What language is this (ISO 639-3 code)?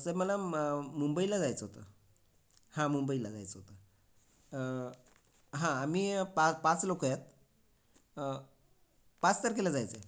mar